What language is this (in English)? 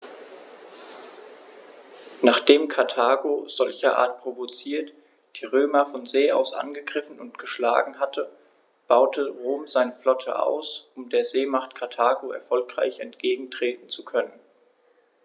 German